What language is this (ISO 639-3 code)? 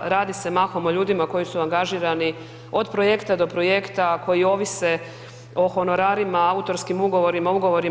hrv